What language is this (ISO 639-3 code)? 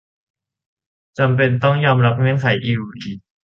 tha